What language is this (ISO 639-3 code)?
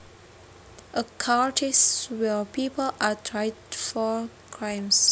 jav